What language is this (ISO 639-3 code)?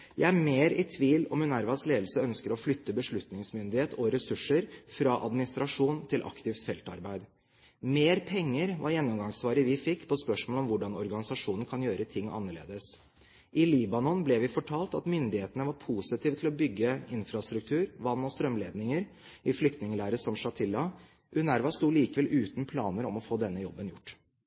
nob